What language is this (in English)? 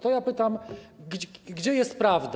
Polish